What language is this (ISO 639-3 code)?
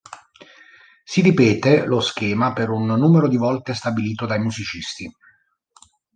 ita